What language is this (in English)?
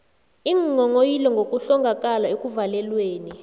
South Ndebele